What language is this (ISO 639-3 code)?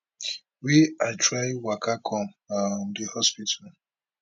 pcm